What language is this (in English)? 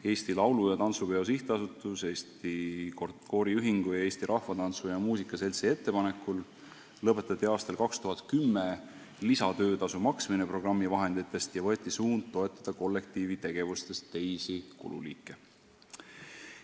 Estonian